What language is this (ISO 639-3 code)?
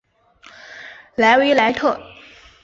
zho